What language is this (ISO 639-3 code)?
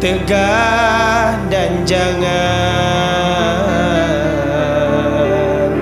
msa